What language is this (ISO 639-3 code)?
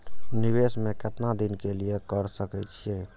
mai